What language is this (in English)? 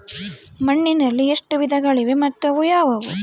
Kannada